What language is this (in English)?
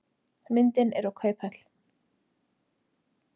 Icelandic